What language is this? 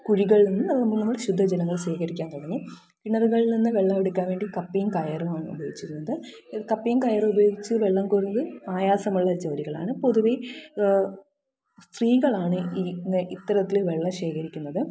Malayalam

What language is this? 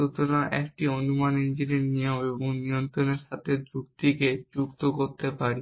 Bangla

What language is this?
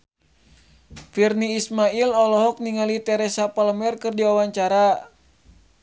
Sundanese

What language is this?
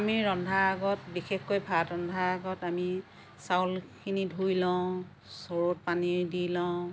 Assamese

